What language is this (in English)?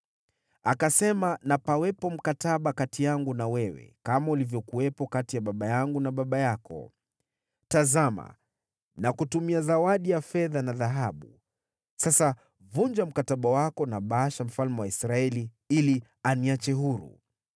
Swahili